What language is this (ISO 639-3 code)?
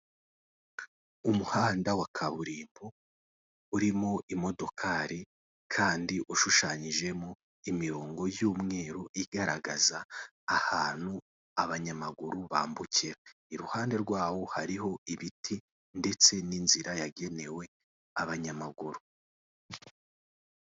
kin